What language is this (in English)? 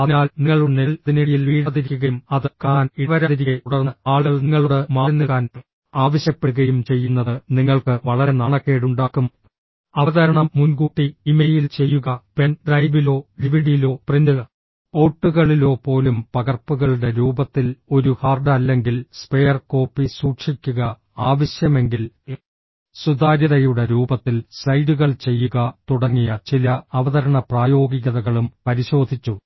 Malayalam